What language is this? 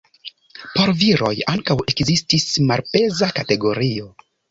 Esperanto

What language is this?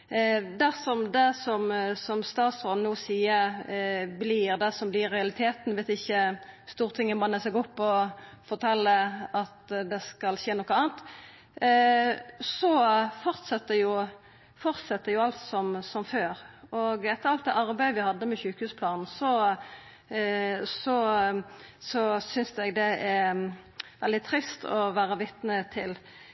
Norwegian Nynorsk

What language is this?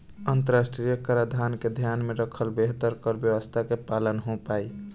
Bhojpuri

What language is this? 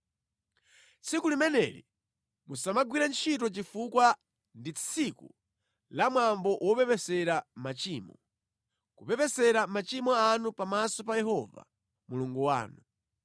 Nyanja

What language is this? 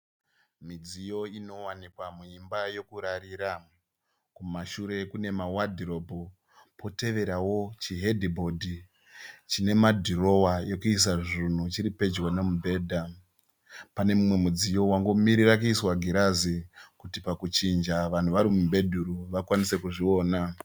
Shona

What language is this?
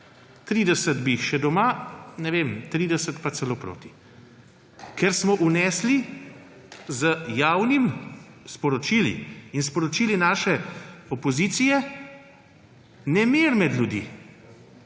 Slovenian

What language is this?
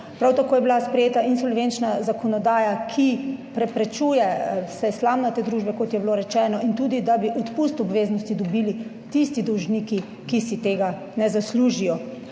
Slovenian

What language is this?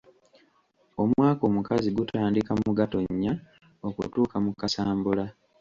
Ganda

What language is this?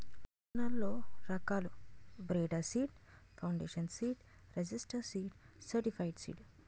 Telugu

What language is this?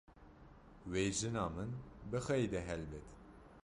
Kurdish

